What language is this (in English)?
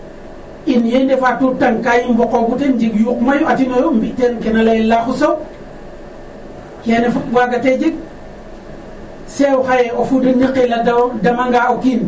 Serer